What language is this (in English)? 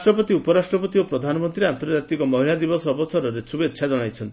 Odia